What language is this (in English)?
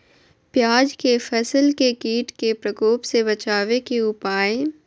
Magahi